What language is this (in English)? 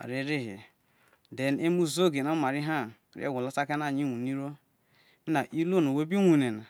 Isoko